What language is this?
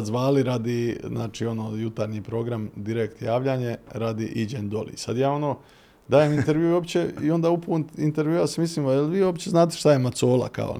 Croatian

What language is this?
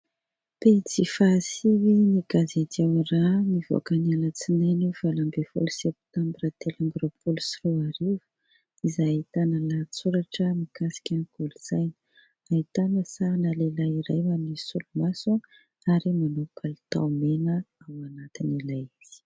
Malagasy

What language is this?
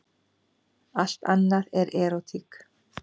Icelandic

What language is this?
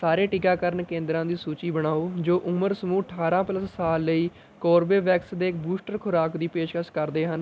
Punjabi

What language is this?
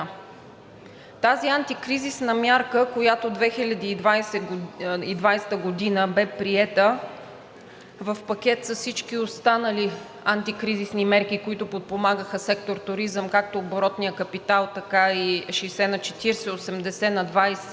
Bulgarian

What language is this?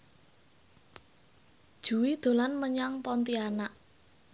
Javanese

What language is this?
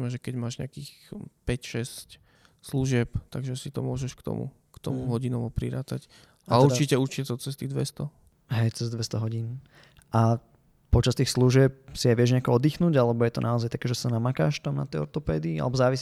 Slovak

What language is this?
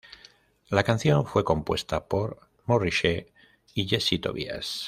Spanish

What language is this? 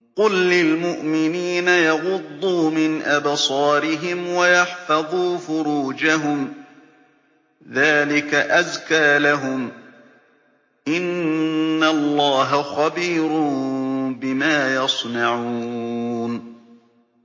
Arabic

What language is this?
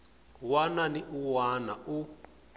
Tsonga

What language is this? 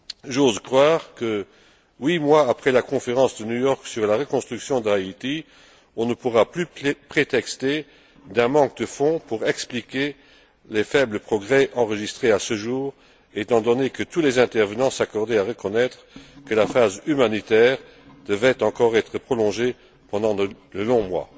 French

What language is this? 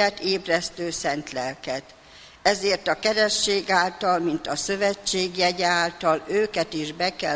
Hungarian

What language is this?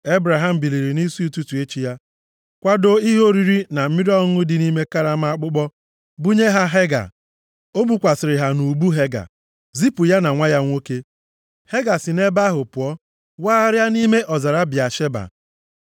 Igbo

